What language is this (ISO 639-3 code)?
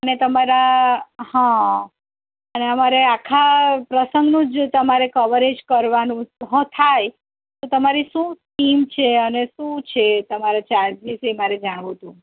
guj